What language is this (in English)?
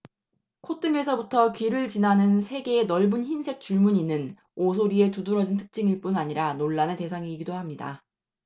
Korean